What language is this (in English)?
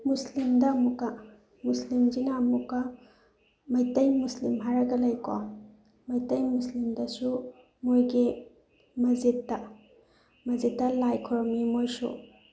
Manipuri